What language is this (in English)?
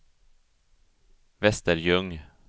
Swedish